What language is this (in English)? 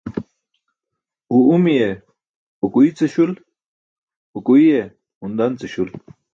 Burushaski